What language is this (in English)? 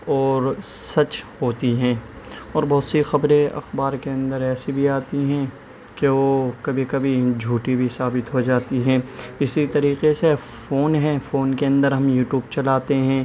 Urdu